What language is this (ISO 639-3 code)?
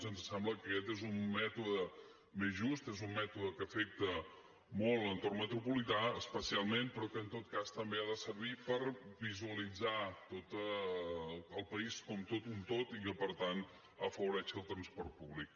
cat